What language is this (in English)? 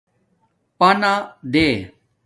Domaaki